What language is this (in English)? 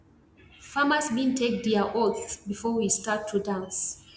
Nigerian Pidgin